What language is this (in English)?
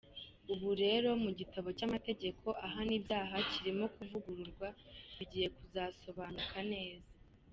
Kinyarwanda